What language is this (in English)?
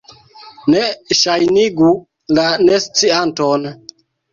Esperanto